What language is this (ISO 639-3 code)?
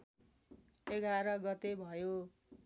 nep